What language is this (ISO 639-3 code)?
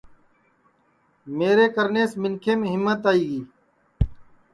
ssi